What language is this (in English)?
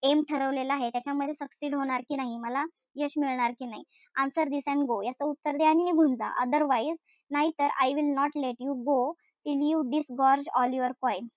Marathi